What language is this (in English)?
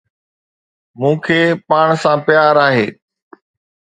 Sindhi